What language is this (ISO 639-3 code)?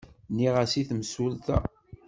kab